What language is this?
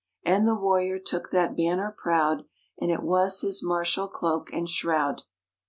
English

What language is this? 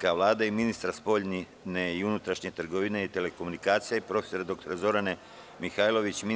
Serbian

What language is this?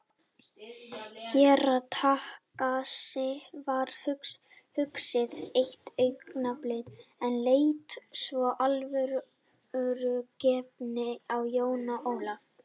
Icelandic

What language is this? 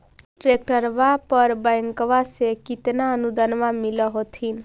Magahi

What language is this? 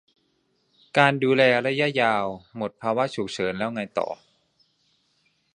Thai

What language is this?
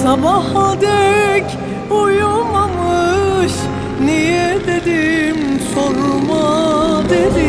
Turkish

